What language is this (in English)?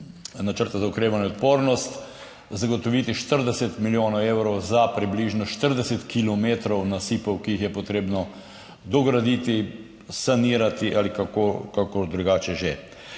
Slovenian